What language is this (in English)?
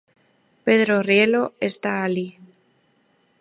Galician